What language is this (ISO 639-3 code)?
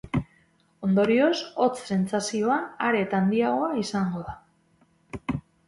eus